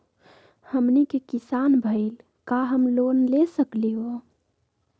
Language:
Magahi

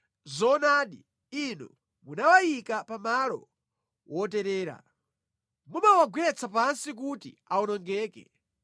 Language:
Nyanja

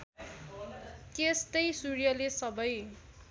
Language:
Nepali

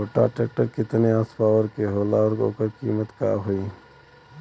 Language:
Bhojpuri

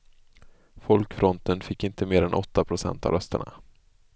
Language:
Swedish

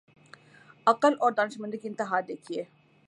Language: Urdu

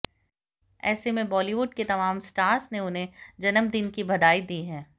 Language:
Hindi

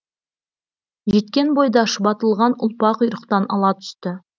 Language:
Kazakh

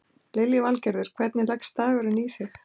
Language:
Icelandic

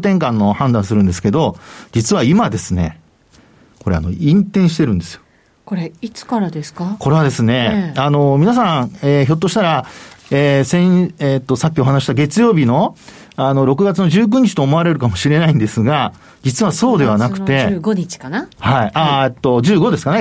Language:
Japanese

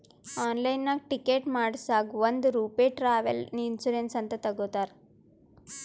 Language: Kannada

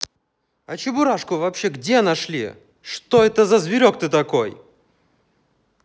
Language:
Russian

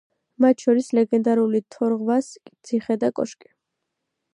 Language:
Georgian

